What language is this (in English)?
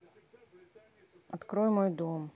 Russian